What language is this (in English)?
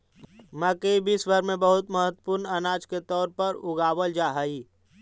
Magahi